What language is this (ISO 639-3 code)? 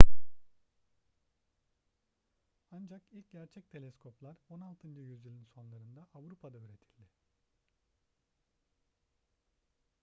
tur